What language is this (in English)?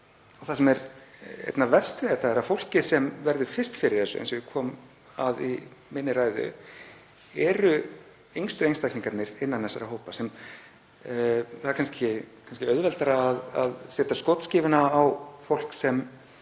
Icelandic